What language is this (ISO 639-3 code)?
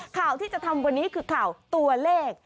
tha